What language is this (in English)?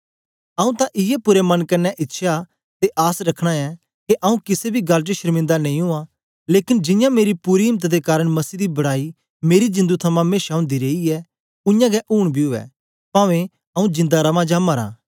Dogri